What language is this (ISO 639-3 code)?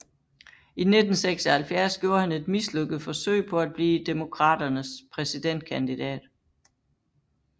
dan